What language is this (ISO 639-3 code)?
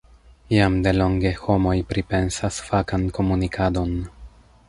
epo